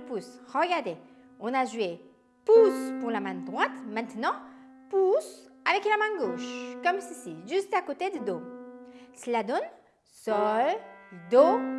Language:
French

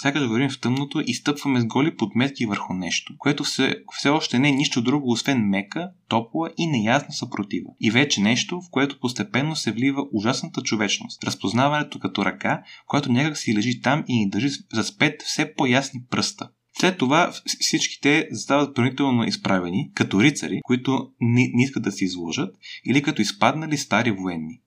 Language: Bulgarian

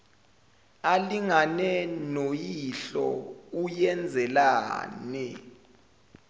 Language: Zulu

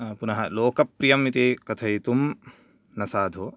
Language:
Sanskrit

